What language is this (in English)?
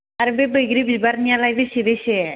Bodo